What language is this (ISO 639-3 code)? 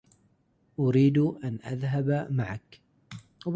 ara